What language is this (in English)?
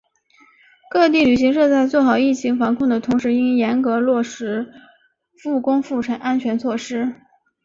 Chinese